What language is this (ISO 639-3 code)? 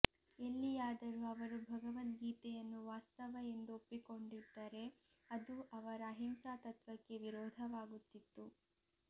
kan